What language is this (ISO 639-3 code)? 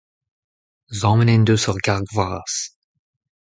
bre